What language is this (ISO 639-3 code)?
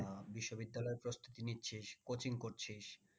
ben